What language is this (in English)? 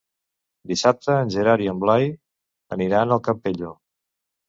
Catalan